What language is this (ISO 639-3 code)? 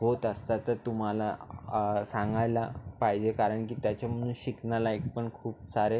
mar